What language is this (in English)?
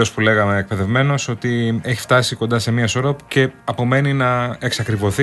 Greek